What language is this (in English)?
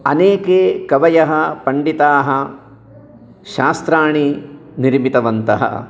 Sanskrit